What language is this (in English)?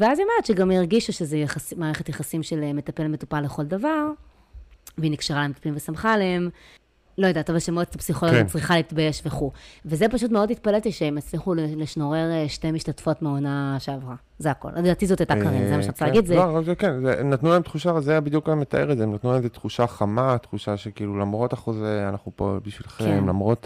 Hebrew